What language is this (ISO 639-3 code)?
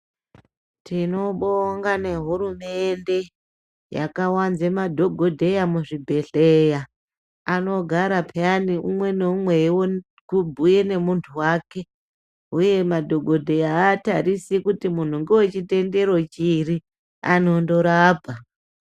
ndc